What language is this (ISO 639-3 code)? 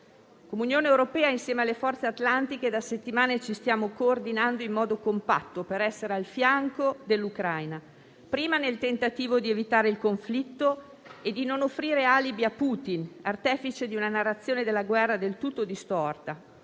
ita